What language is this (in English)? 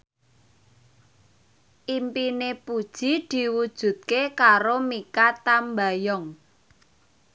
Javanese